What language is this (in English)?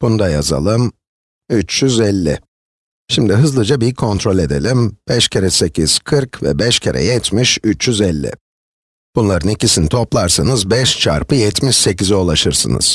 Turkish